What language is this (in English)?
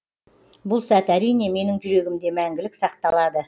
Kazakh